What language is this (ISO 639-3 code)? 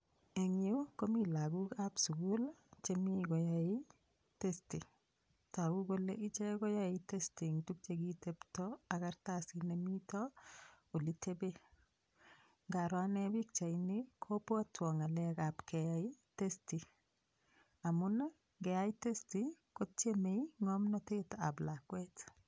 kln